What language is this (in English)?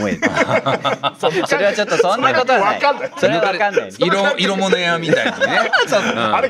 Japanese